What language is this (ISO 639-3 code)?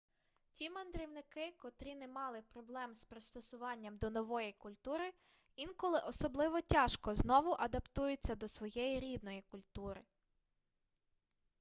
ukr